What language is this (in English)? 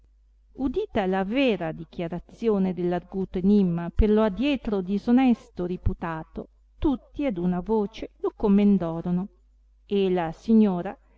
Italian